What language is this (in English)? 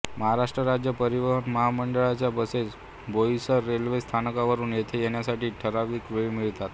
Marathi